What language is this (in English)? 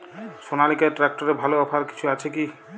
Bangla